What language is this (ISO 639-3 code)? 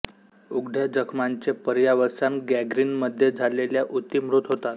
mar